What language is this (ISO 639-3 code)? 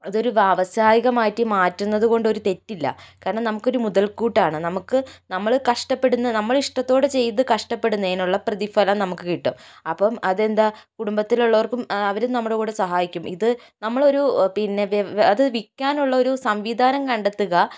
mal